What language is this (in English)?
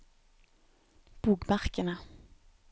Norwegian